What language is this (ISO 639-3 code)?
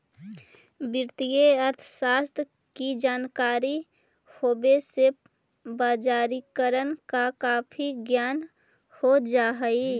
mag